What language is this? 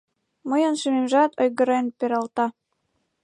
Mari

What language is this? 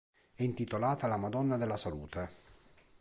Italian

